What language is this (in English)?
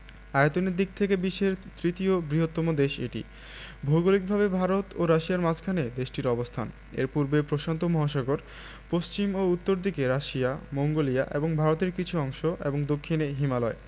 Bangla